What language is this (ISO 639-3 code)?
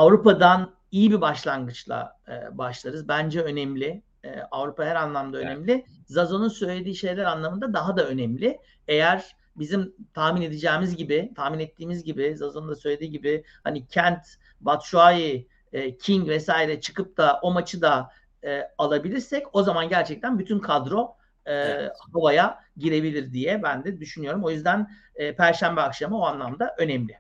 tur